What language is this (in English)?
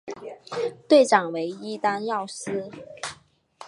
Chinese